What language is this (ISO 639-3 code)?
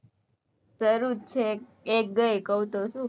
guj